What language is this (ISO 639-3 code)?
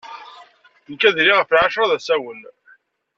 kab